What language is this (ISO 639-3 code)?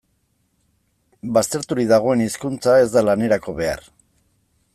eus